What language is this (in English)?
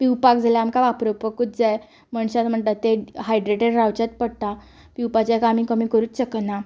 Konkani